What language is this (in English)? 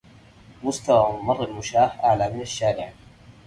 Arabic